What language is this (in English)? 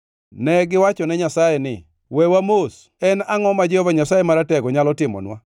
Luo (Kenya and Tanzania)